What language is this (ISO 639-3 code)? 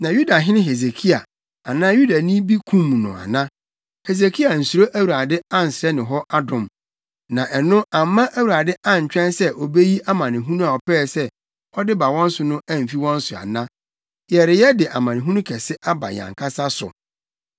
aka